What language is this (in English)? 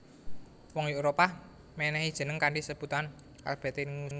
Javanese